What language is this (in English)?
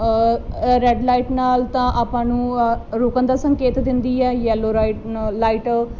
Punjabi